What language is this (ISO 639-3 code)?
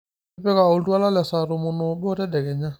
mas